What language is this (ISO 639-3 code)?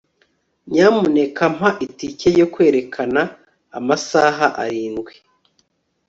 kin